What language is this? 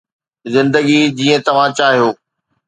Sindhi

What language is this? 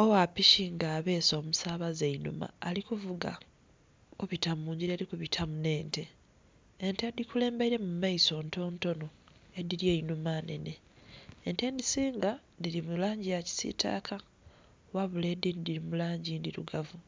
Soga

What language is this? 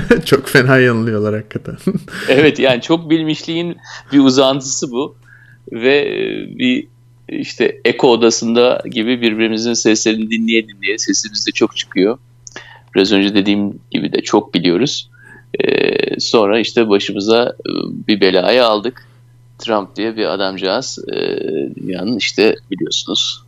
Turkish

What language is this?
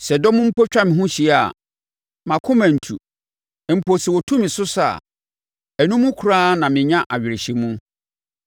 Akan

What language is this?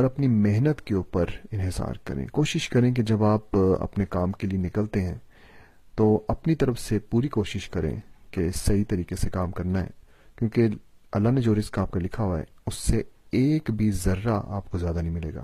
Urdu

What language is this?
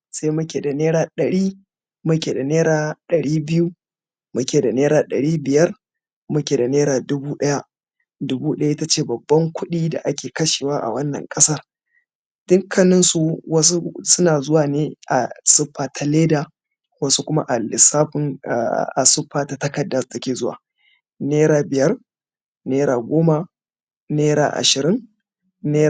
Hausa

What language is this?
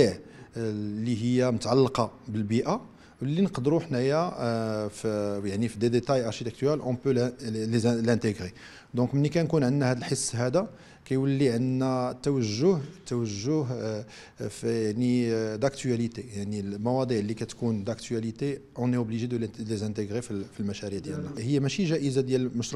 Arabic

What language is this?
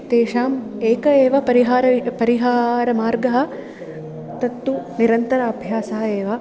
Sanskrit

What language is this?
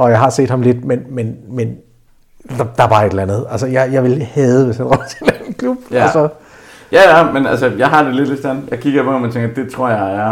Danish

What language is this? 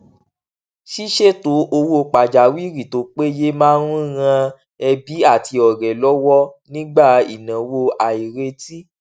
Yoruba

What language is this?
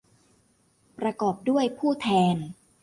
Thai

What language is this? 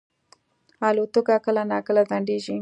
Pashto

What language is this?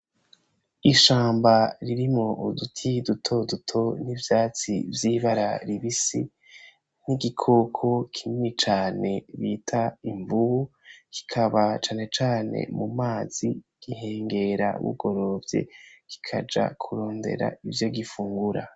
Rundi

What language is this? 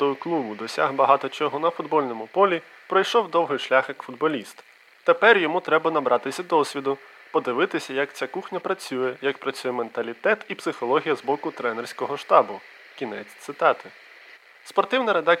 Ukrainian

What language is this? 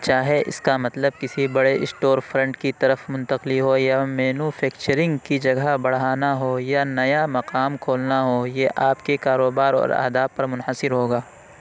Urdu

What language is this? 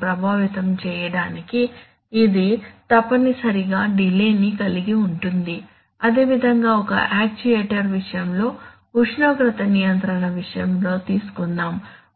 Telugu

